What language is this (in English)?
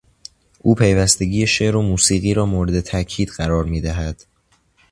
Persian